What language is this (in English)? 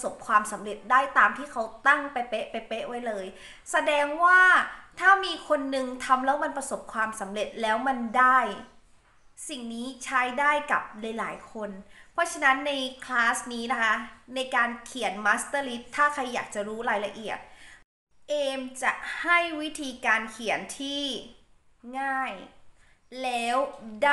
Thai